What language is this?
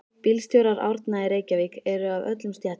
Icelandic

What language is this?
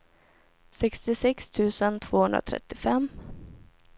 Swedish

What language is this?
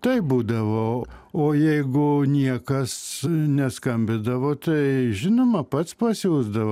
Lithuanian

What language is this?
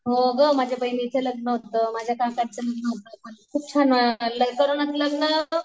Marathi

